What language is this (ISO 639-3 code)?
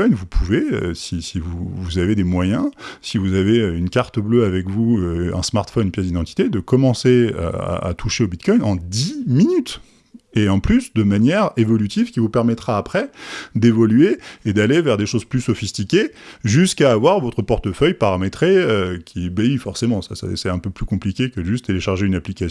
fra